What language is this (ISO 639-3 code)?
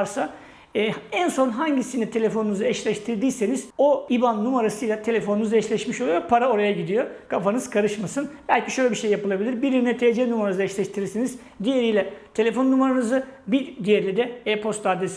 tur